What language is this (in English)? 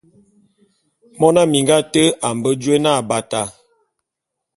Bulu